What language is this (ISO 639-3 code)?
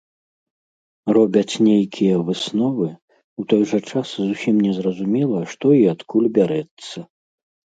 bel